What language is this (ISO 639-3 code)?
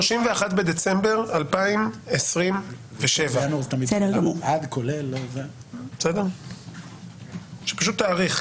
heb